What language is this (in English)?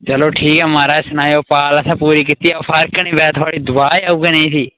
Dogri